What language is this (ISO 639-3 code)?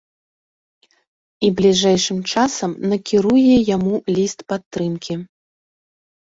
bel